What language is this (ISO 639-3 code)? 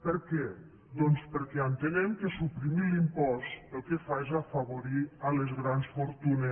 cat